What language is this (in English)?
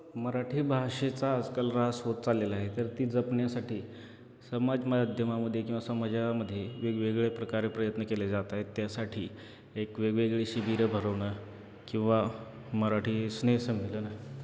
Marathi